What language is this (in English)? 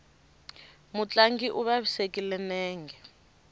Tsonga